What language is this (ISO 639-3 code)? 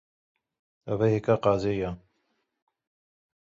kur